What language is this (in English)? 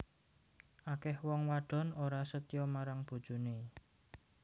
Javanese